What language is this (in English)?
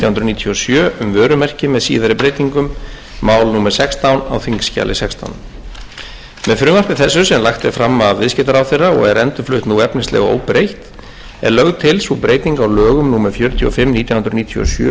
Icelandic